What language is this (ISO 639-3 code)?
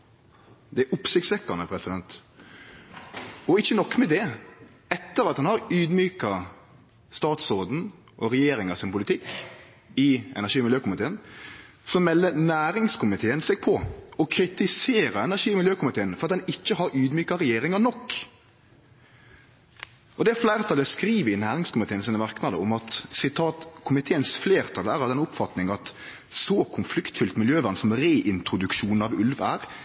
nno